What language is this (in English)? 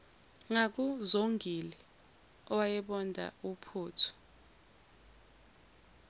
Zulu